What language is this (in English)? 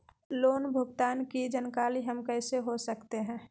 Magahi